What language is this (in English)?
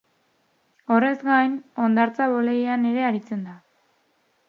Basque